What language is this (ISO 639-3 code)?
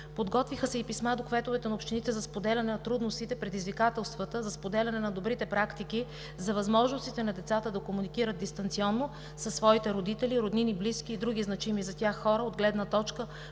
bul